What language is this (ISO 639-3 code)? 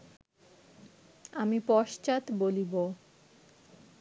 ben